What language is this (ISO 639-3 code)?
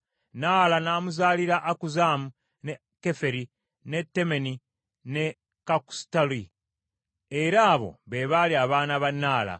lug